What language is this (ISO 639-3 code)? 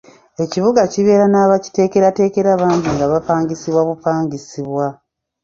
lug